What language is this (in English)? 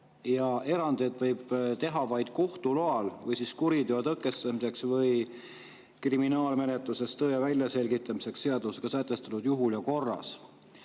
Estonian